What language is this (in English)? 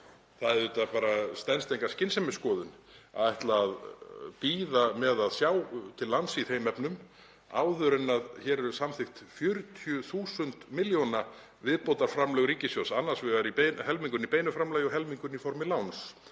Icelandic